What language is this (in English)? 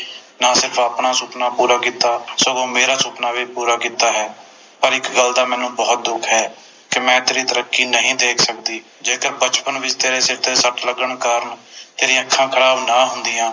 Punjabi